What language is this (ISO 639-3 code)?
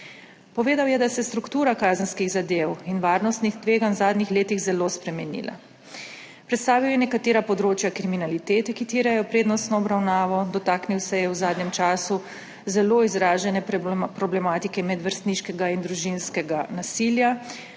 slv